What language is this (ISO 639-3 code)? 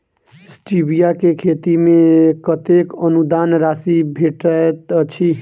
mai